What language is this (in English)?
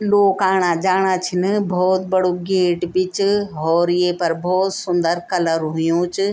Garhwali